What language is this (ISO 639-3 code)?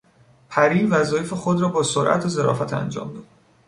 fas